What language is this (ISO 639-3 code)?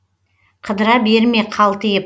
kaz